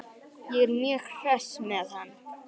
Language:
Icelandic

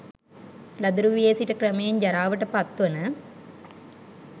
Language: Sinhala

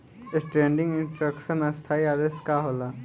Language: Bhojpuri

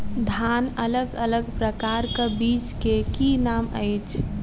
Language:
Maithili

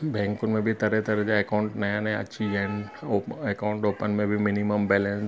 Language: Sindhi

